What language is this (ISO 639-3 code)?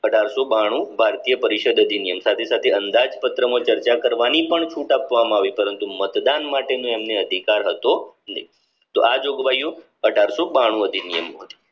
guj